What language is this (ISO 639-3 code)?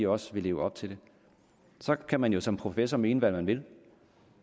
dan